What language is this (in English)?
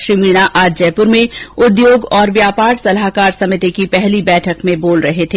Hindi